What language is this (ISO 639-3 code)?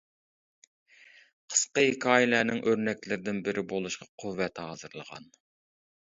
uig